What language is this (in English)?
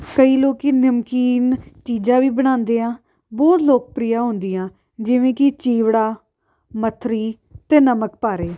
Punjabi